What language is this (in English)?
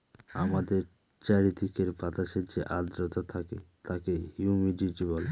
Bangla